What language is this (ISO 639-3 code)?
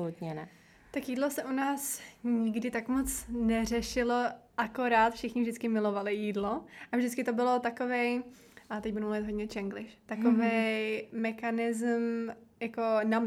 ces